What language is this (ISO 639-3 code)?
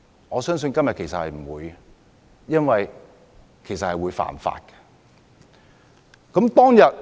yue